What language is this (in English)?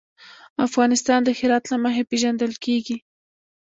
Pashto